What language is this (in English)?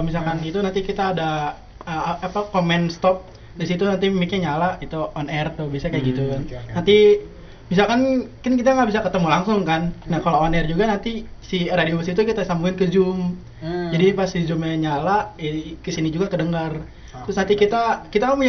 Indonesian